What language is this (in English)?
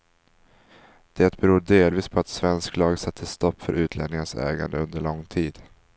Swedish